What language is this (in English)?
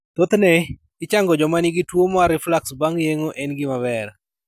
Luo (Kenya and Tanzania)